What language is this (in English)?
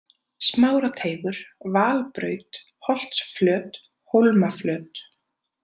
Icelandic